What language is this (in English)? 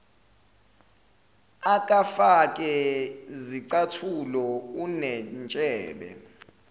Zulu